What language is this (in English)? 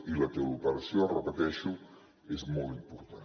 Catalan